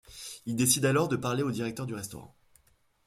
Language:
French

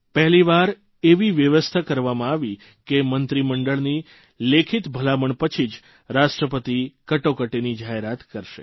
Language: Gujarati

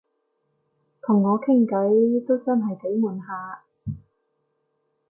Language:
Cantonese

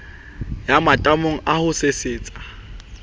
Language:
Southern Sotho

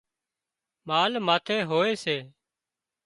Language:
Wadiyara Koli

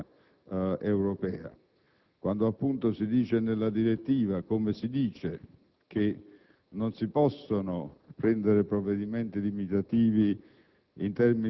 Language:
Italian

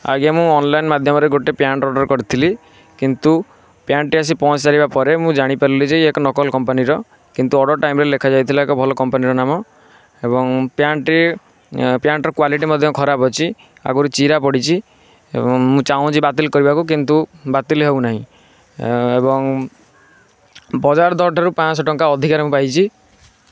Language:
Odia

